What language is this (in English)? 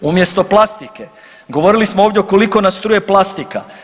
Croatian